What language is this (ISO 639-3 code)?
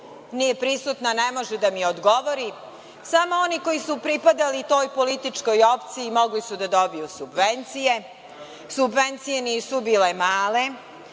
srp